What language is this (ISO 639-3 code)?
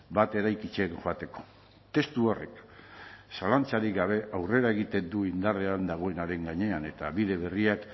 eus